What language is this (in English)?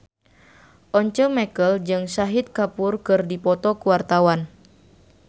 Sundanese